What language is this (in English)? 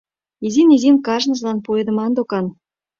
Mari